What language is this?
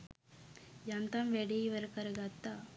Sinhala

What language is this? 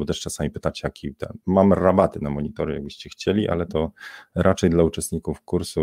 Polish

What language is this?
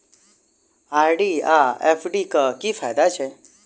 Maithili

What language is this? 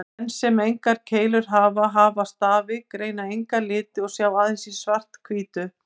Icelandic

